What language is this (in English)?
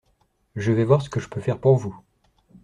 French